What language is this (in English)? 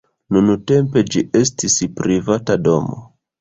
Esperanto